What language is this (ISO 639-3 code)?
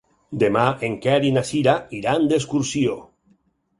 cat